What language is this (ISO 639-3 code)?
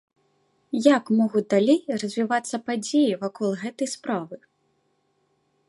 bel